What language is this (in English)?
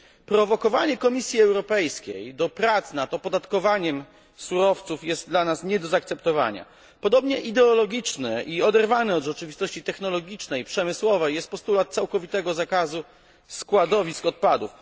Polish